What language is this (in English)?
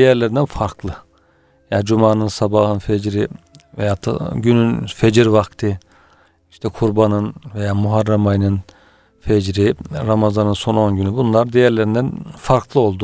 Turkish